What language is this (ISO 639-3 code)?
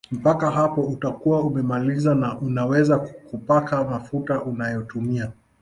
swa